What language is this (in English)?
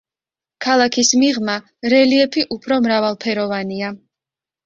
Georgian